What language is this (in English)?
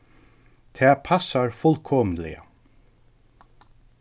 Faroese